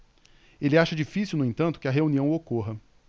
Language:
Portuguese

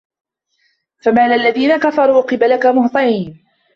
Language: Arabic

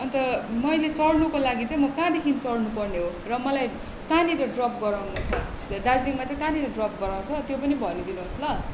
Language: Nepali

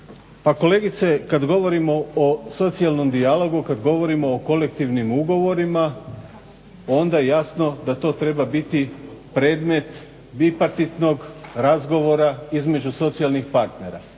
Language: Croatian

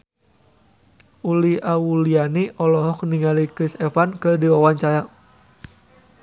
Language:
Sundanese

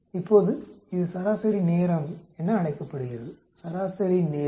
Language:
Tamil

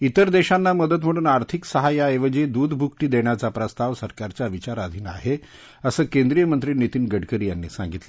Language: Marathi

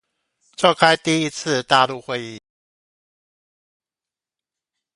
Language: Chinese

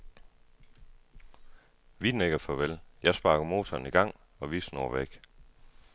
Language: Danish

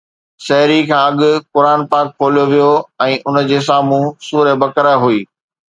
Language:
Sindhi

